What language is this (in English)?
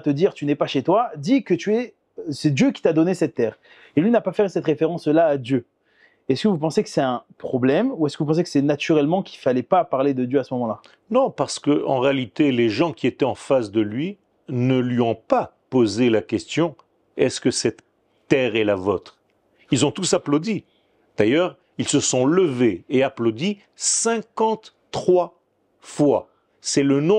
French